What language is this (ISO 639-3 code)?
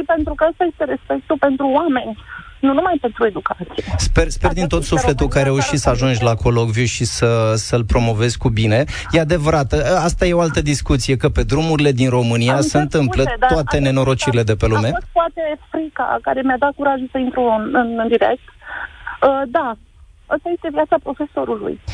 ron